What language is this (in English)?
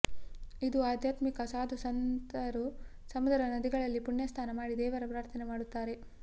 Kannada